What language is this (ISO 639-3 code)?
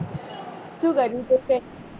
guj